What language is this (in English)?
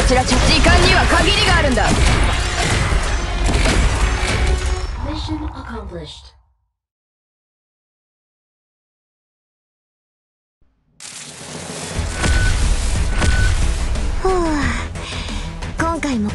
Japanese